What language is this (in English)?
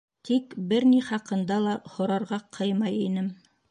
Bashkir